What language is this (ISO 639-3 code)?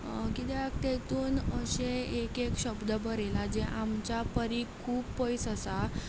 kok